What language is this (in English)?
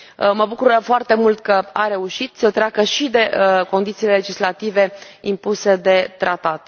Romanian